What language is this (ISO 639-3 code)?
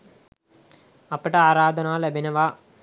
sin